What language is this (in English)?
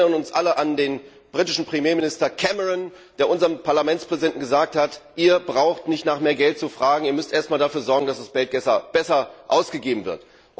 German